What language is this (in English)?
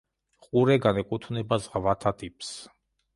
Georgian